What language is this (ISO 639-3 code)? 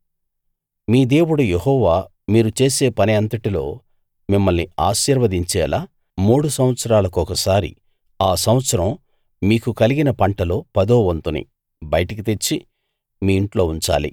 tel